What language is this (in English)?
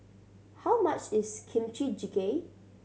English